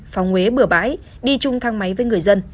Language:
Vietnamese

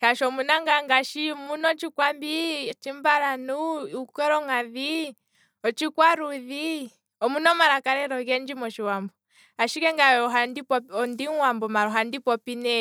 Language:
Kwambi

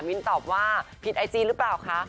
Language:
Thai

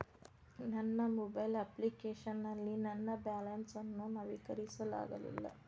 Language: Kannada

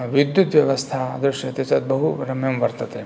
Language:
Sanskrit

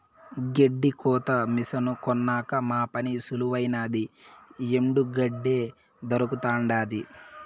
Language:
Telugu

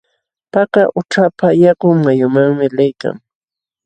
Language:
Jauja Wanca Quechua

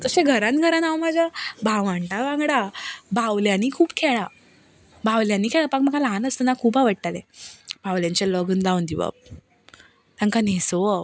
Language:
Konkani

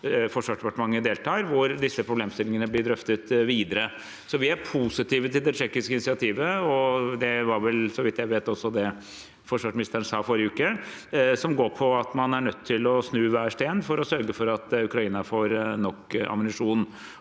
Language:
Norwegian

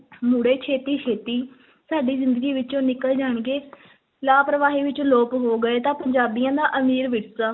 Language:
Punjabi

